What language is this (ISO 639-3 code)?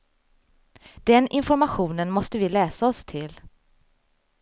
swe